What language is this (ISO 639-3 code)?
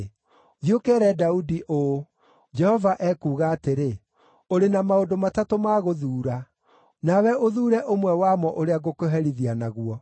kik